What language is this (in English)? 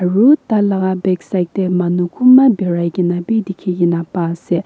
Naga Pidgin